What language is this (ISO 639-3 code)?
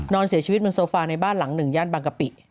tha